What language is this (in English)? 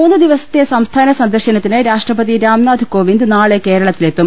Malayalam